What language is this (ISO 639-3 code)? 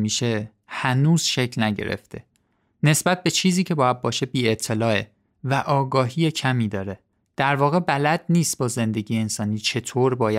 fas